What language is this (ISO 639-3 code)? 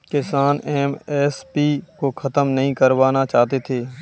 hin